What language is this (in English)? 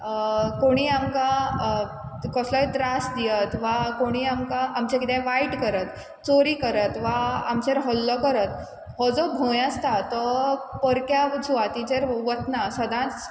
Konkani